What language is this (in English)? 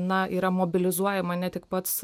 Lithuanian